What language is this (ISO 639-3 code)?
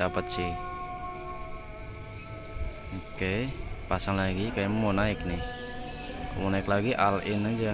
ind